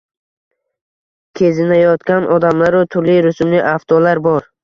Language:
Uzbek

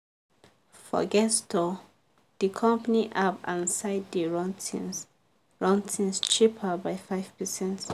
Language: Nigerian Pidgin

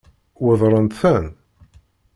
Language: Kabyle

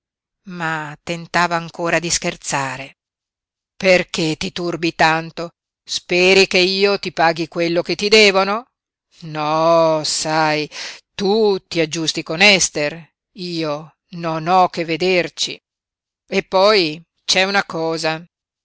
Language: Italian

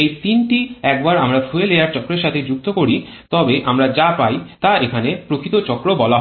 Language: Bangla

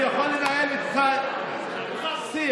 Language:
Hebrew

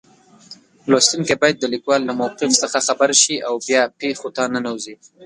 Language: Pashto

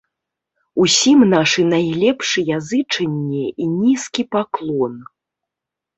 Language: Belarusian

